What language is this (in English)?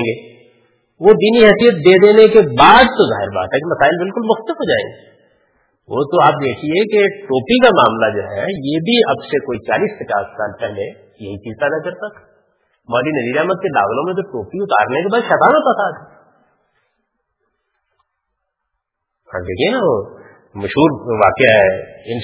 Urdu